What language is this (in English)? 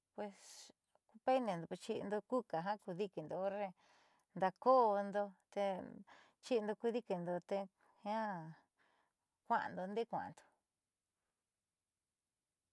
Southeastern Nochixtlán Mixtec